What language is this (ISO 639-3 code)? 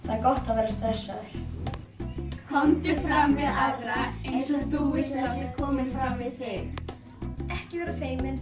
isl